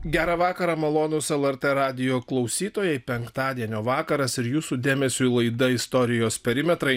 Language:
Lithuanian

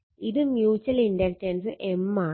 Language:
Malayalam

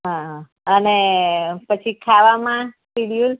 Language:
Gujarati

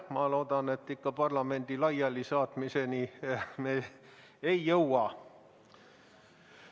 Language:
Estonian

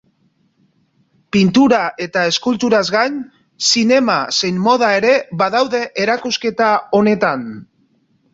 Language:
Basque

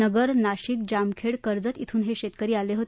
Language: Marathi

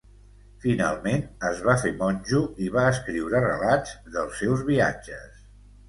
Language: Catalan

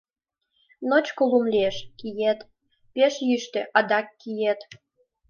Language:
Mari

